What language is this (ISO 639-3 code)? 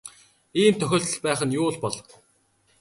mon